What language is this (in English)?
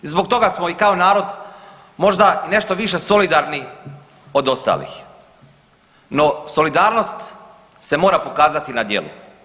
Croatian